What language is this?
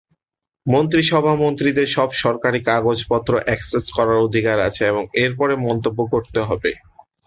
Bangla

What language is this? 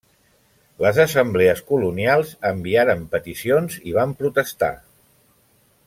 Catalan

